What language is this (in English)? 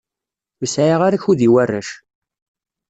Kabyle